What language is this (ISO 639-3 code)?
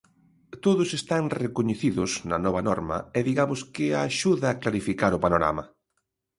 glg